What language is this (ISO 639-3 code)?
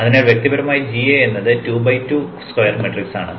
mal